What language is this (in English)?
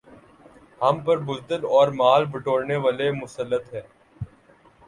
Urdu